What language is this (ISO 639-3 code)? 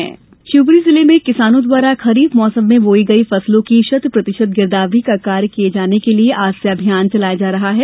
hin